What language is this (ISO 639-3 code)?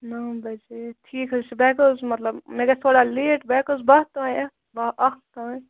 kas